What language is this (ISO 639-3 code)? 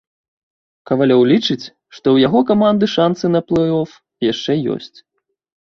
bel